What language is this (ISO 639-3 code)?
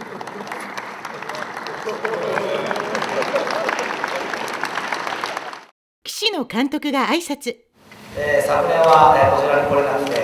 jpn